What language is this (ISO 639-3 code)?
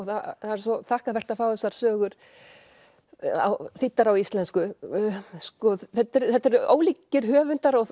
isl